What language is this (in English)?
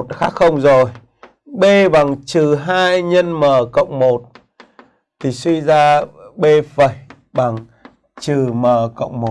Vietnamese